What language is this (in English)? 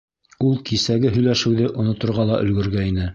Bashkir